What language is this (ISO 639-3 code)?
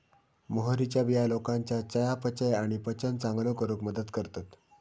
mar